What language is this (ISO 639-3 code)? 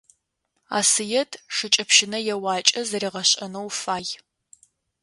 ady